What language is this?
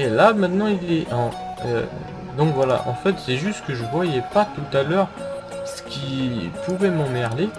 French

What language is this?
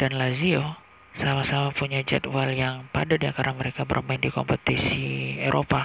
Indonesian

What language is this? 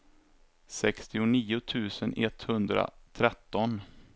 Swedish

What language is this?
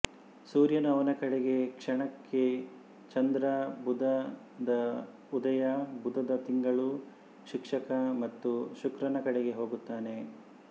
Kannada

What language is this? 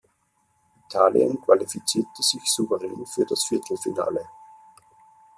German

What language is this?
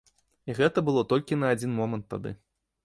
Belarusian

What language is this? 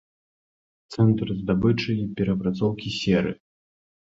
Belarusian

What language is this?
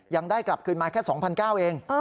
Thai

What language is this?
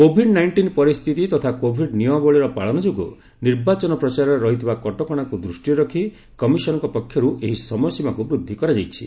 Odia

